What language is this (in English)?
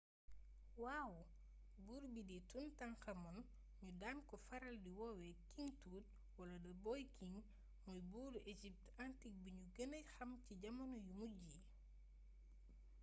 Wolof